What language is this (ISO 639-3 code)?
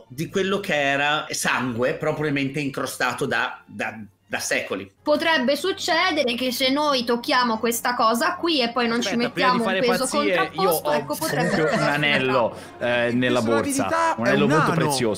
ita